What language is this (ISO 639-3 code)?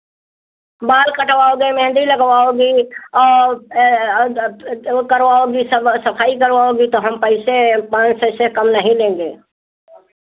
hin